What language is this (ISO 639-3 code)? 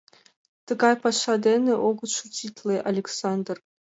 chm